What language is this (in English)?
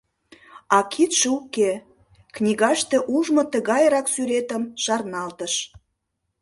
Mari